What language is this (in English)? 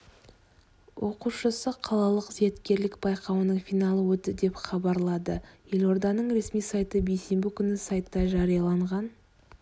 Kazakh